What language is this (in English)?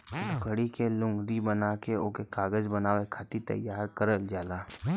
Bhojpuri